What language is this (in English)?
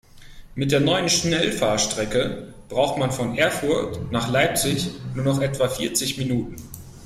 German